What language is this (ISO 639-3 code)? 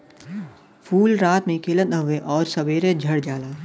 bho